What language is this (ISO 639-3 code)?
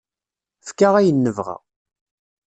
kab